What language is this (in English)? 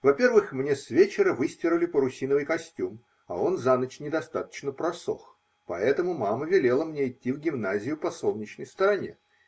Russian